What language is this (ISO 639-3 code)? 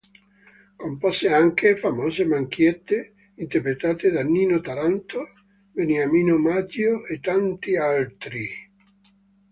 ita